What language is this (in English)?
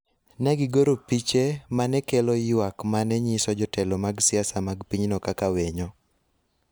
Luo (Kenya and Tanzania)